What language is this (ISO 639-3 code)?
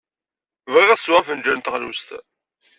kab